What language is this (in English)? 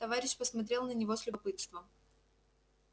Russian